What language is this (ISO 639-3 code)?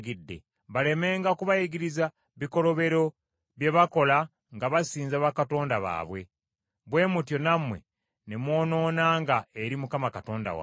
lug